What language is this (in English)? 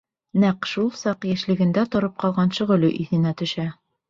Bashkir